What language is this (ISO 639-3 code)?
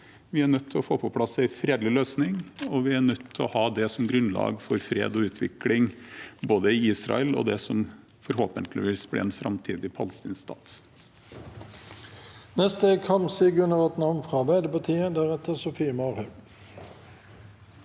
nor